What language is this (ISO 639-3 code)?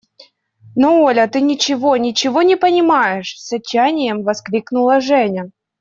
rus